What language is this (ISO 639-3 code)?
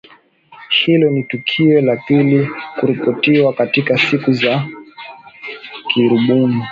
swa